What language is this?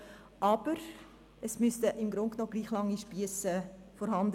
Swiss German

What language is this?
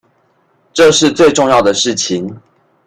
Chinese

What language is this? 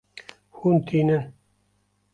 Kurdish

